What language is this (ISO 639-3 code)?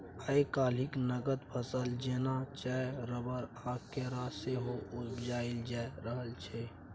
mai